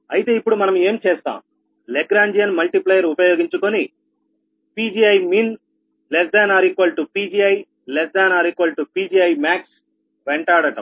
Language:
Telugu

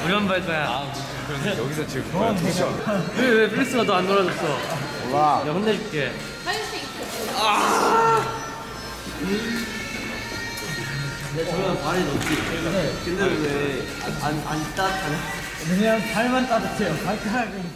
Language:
Korean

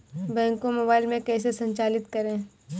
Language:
Hindi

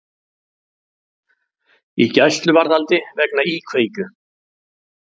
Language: Icelandic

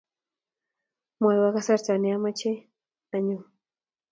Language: Kalenjin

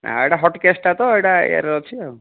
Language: Odia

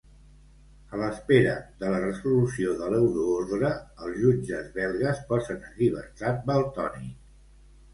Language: Catalan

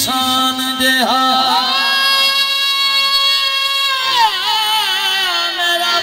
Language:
Hindi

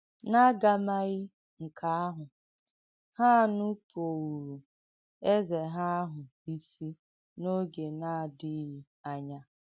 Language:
Igbo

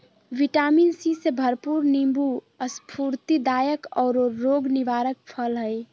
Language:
Magahi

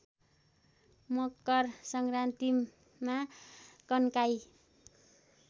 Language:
Nepali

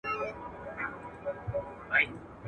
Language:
Pashto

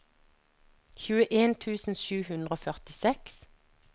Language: Norwegian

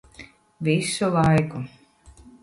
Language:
Latvian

